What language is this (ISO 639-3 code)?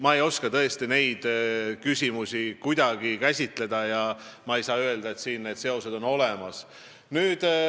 est